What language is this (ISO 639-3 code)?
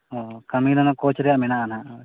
sat